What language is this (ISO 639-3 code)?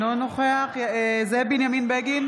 heb